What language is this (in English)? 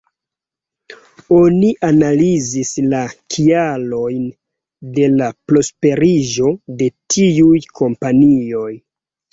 Esperanto